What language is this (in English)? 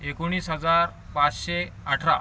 Marathi